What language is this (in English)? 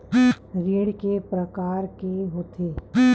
Chhattisgarhi